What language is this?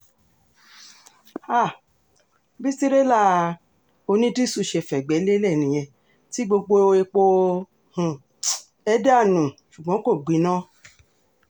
Yoruba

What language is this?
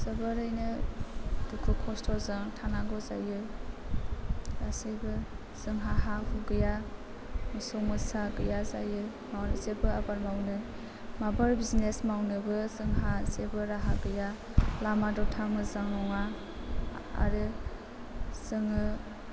Bodo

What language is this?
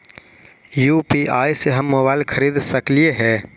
Magahi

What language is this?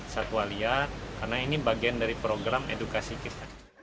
Indonesian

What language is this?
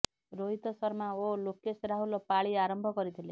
Odia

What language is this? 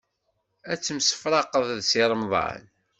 Kabyle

